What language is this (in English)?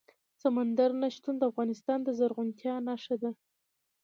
Pashto